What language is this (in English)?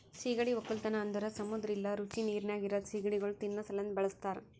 Kannada